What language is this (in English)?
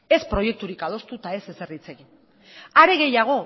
Basque